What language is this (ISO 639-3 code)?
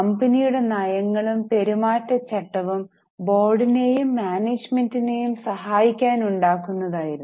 mal